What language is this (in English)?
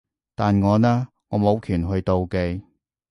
Cantonese